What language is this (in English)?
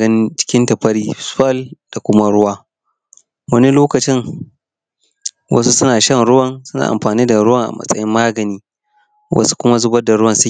Hausa